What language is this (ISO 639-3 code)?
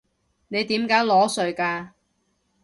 yue